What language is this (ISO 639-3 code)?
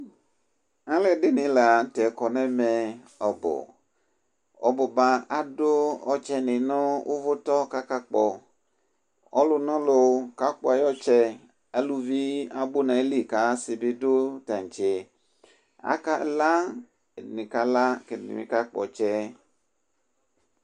kpo